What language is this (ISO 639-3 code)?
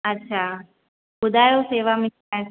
snd